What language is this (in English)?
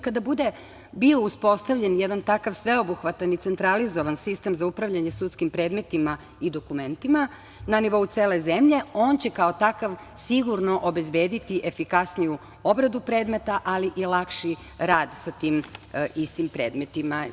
Serbian